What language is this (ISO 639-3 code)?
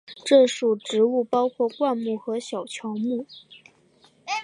zho